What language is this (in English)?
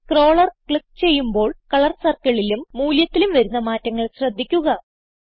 Malayalam